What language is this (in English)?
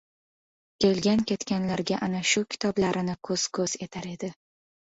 Uzbek